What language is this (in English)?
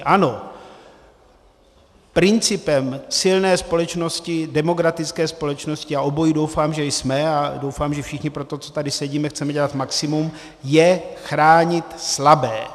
Czech